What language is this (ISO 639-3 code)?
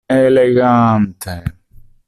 epo